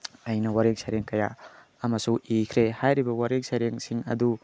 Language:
Manipuri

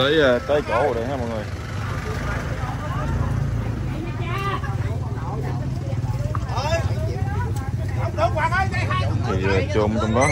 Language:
Vietnamese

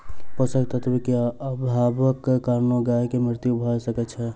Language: Maithili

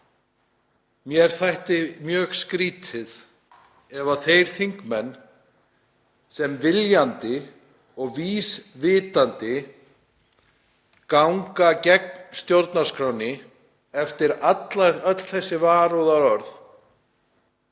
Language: Icelandic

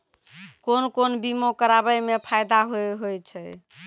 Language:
Maithili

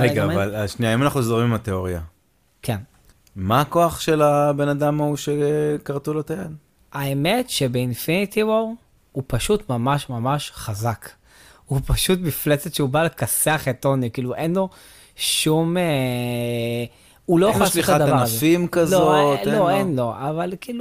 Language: Hebrew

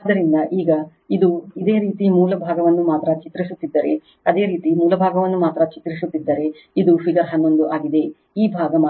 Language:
Kannada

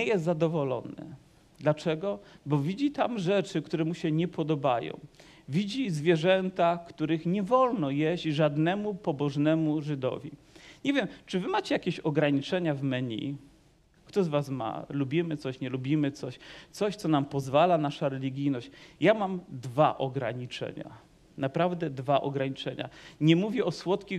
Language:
Polish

